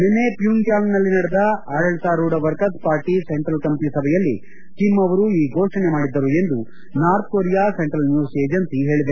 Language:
Kannada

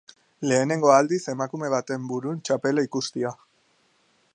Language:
Basque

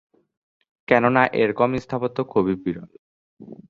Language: Bangla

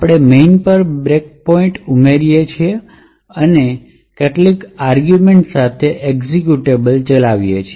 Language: Gujarati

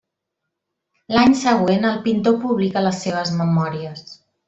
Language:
Catalan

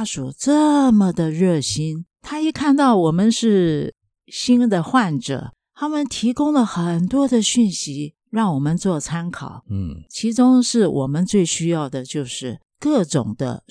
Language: Chinese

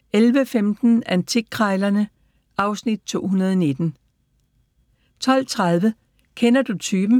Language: Danish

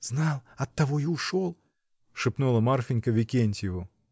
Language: Russian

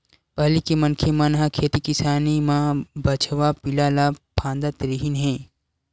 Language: Chhattisgarhi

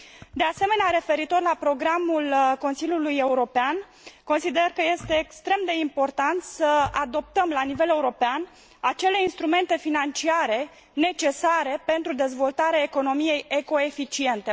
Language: Romanian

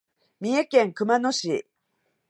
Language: Japanese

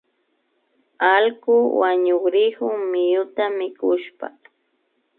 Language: Imbabura Highland Quichua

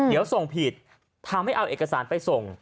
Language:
Thai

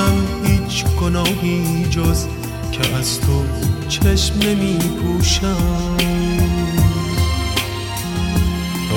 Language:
Persian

